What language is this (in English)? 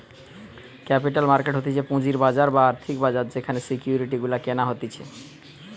Bangla